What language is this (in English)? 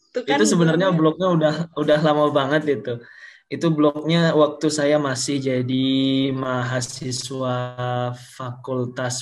Indonesian